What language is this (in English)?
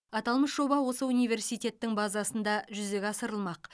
Kazakh